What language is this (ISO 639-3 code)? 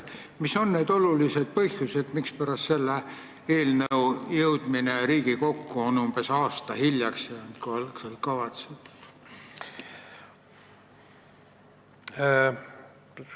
est